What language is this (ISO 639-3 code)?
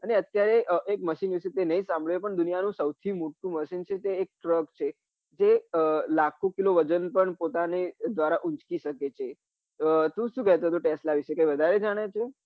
guj